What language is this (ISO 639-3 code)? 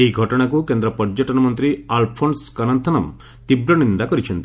ori